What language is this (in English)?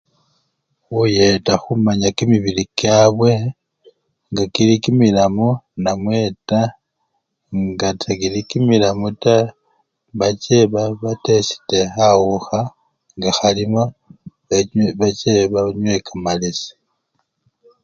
Luyia